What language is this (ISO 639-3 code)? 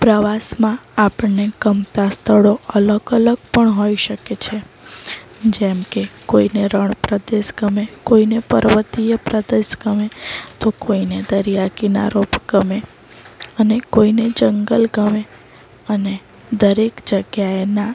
guj